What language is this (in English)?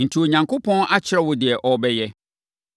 Akan